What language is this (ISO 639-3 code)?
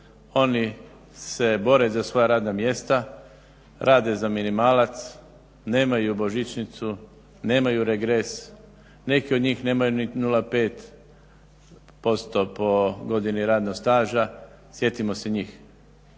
hrv